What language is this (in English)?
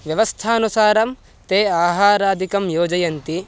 Sanskrit